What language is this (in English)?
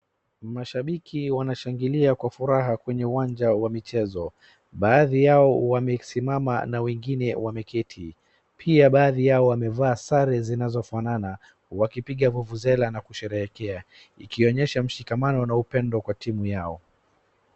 Swahili